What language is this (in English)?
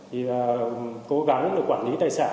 Vietnamese